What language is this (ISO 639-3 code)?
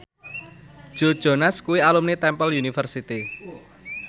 jav